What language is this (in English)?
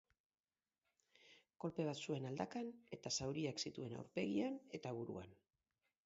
Basque